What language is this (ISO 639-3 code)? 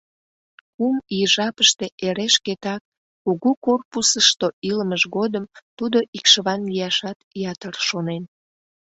chm